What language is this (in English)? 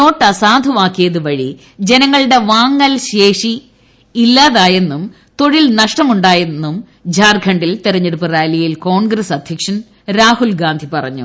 Malayalam